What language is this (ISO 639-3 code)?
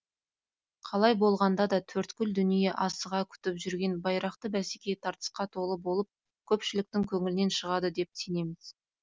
kaz